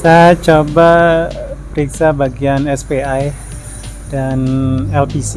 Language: Indonesian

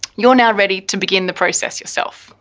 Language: English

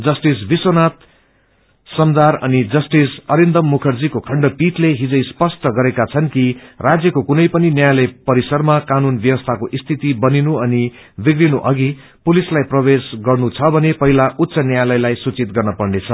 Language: Nepali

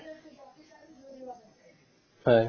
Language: Assamese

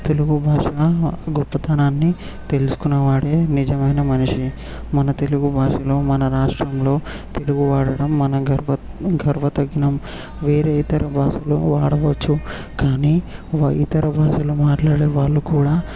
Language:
Telugu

